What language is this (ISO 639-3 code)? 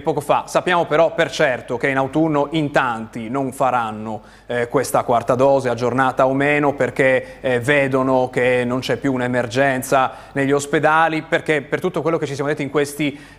ita